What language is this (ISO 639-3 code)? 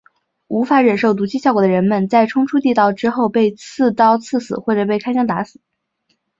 zho